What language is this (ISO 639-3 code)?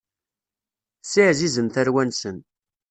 kab